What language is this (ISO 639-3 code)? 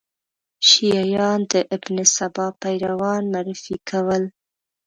pus